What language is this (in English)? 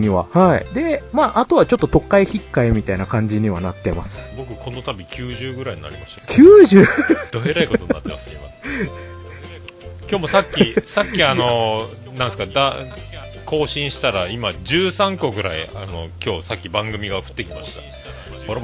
Japanese